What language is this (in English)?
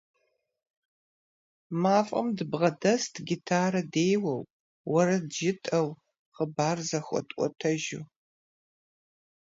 Kabardian